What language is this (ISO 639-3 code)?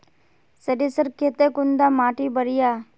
mag